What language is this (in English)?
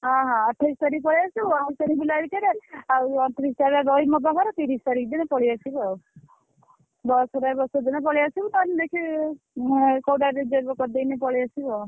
Odia